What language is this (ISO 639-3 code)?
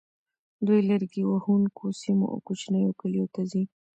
pus